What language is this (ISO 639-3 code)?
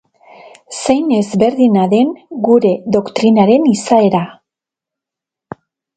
eus